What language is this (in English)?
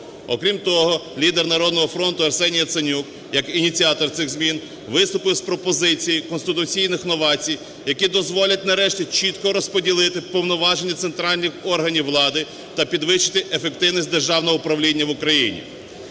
Ukrainian